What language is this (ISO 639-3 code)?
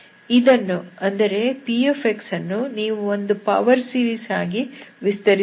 kan